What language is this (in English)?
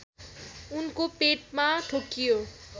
Nepali